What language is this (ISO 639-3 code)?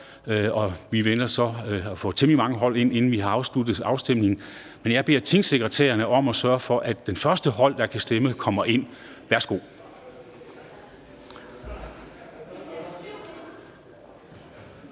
dan